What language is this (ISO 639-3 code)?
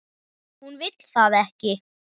isl